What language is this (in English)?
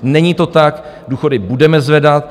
Czech